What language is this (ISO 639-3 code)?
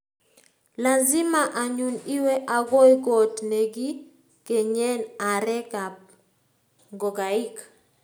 kln